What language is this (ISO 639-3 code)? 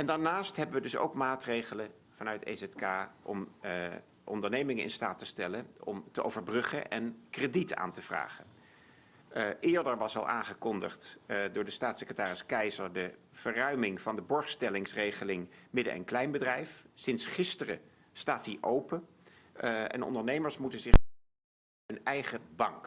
nld